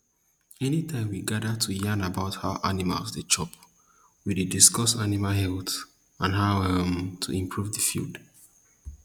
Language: Nigerian Pidgin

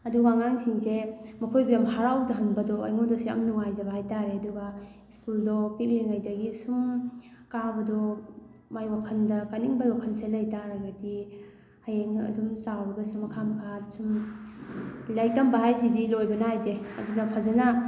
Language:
Manipuri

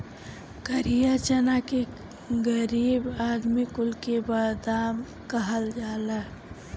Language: Bhojpuri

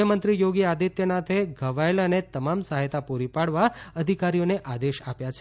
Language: Gujarati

